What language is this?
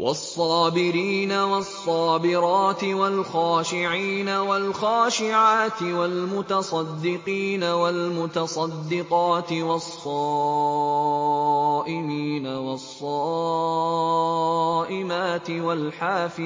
Arabic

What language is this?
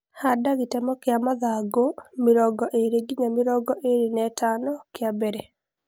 Kikuyu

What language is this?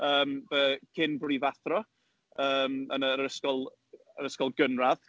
Welsh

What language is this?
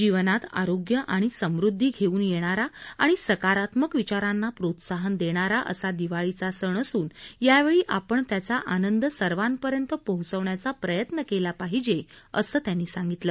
Marathi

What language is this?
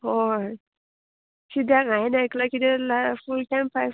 Konkani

